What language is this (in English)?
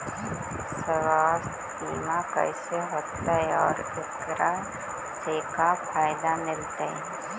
Magahi